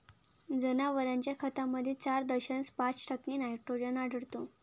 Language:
Marathi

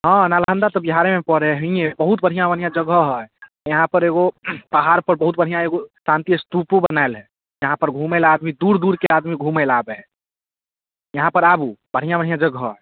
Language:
Maithili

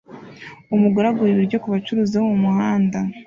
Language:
Kinyarwanda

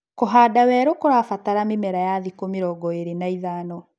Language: Kikuyu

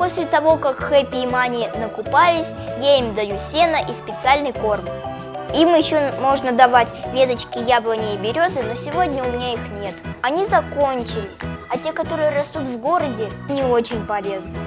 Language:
Russian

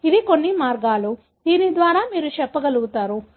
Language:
Telugu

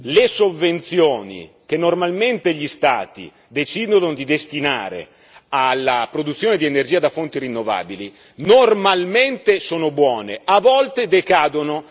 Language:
Italian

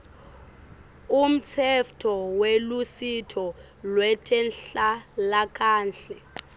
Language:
Swati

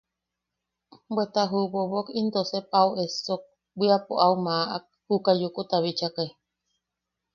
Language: Yaqui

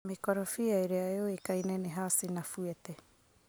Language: Kikuyu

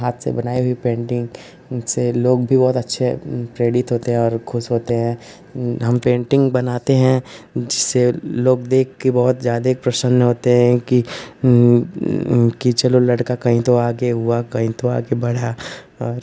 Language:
Hindi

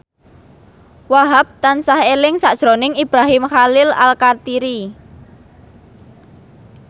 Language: Javanese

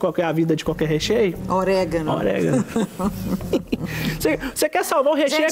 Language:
Portuguese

